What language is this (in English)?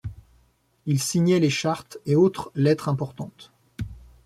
French